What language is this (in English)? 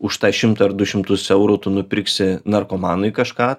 Lithuanian